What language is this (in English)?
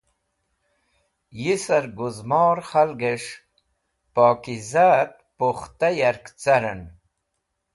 Wakhi